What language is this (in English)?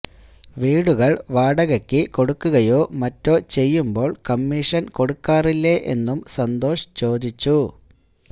Malayalam